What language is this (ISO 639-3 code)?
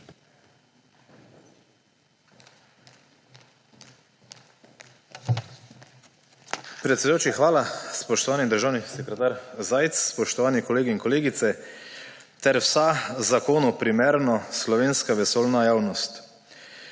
slv